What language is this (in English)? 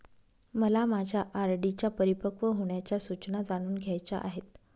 Marathi